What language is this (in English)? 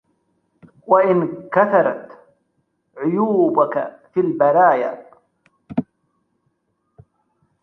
Arabic